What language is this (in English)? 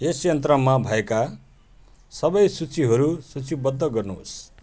Nepali